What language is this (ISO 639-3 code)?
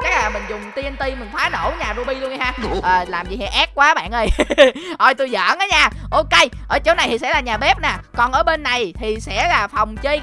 vie